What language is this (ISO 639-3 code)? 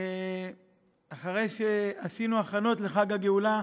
heb